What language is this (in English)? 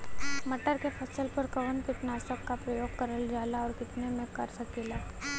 Bhojpuri